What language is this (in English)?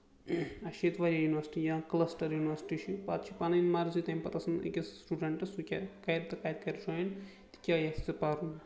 Kashmiri